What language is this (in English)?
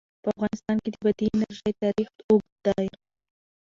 Pashto